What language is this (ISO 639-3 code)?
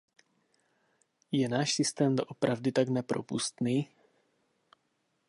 ces